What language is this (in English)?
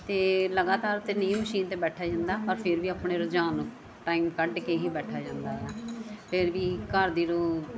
Punjabi